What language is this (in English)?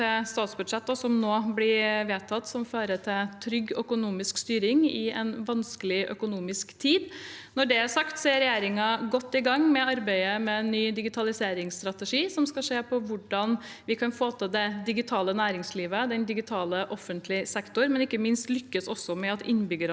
Norwegian